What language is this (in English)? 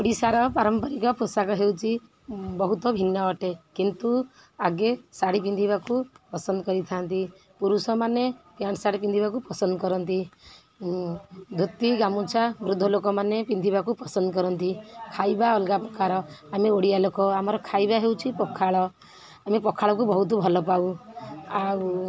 Odia